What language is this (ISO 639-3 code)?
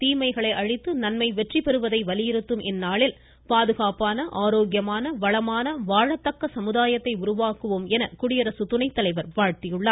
tam